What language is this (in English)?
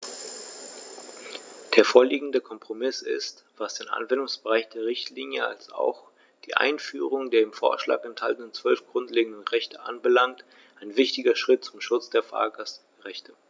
German